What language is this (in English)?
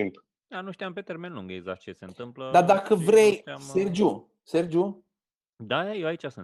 Romanian